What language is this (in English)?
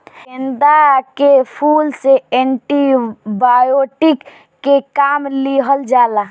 Bhojpuri